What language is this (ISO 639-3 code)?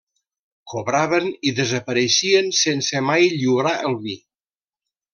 cat